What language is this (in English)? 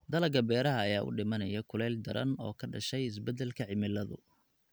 Somali